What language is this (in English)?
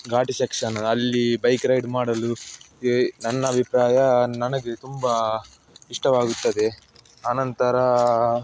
Kannada